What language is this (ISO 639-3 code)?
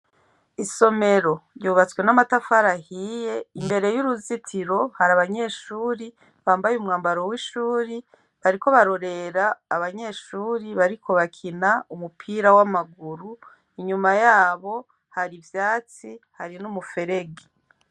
run